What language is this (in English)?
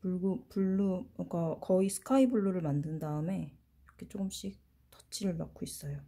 Korean